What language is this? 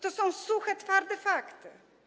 Polish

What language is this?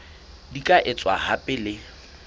Southern Sotho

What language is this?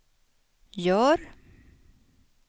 Swedish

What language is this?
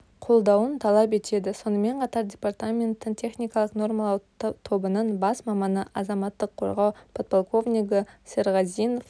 Kazakh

